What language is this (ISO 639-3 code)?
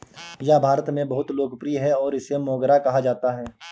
hin